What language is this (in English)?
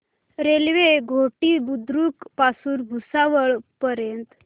Marathi